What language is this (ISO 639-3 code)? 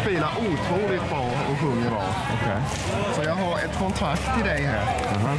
swe